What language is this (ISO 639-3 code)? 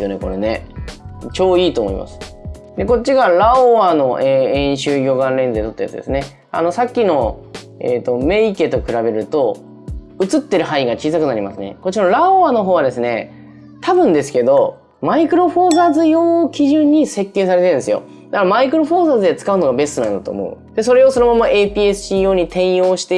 jpn